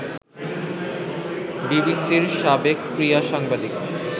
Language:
Bangla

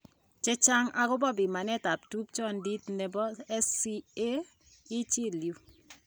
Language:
Kalenjin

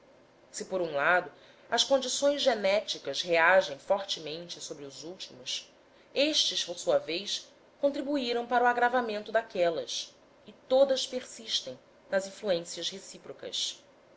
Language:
Portuguese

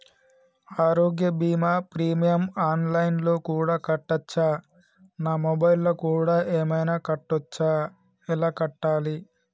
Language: Telugu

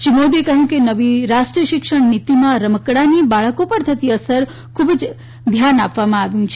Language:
Gujarati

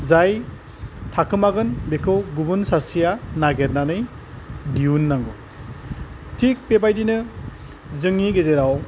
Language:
Bodo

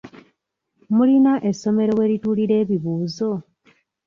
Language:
Ganda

